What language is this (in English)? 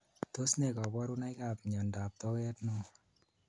Kalenjin